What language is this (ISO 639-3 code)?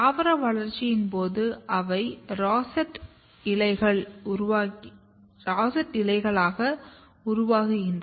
tam